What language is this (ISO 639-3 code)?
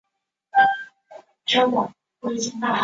zho